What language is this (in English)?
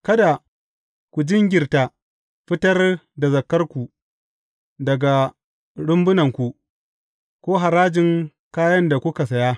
Hausa